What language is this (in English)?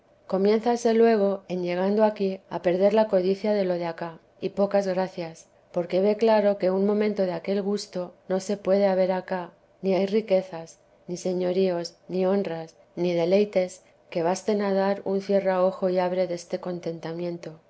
Spanish